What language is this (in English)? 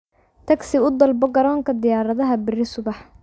Somali